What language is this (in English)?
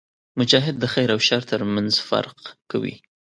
Pashto